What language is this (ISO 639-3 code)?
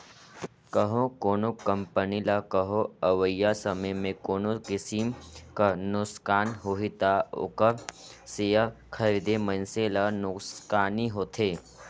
hne